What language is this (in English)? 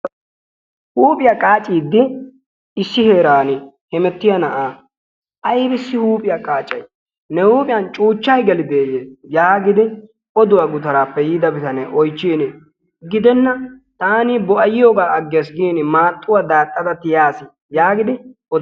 Wolaytta